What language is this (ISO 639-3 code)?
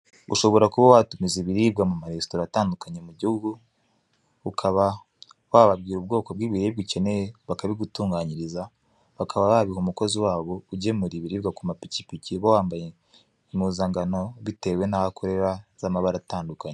kin